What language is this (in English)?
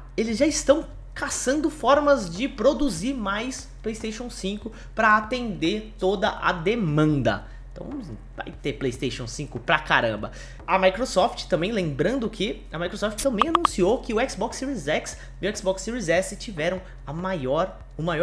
Portuguese